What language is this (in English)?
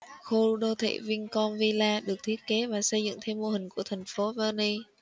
Vietnamese